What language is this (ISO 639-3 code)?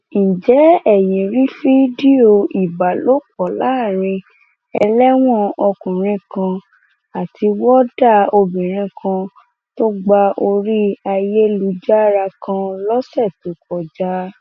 yor